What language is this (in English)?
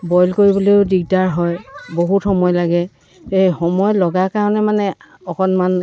Assamese